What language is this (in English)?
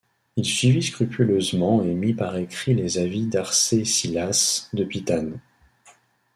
French